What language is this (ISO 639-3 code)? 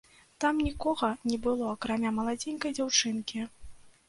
bel